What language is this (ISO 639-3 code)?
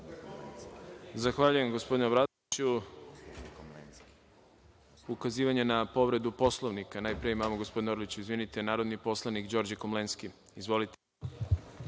srp